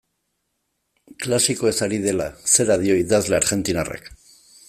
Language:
Basque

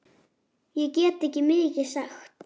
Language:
Icelandic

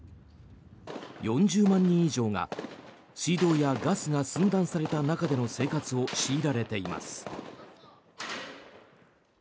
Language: Japanese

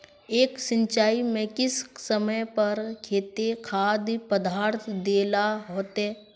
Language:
Magahi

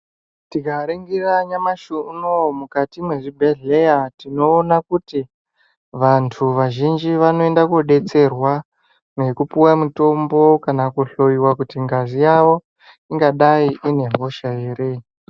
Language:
Ndau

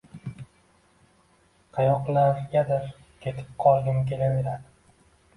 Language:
Uzbek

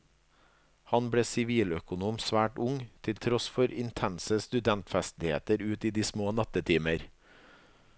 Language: Norwegian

